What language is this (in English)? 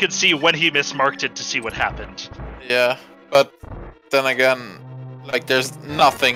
English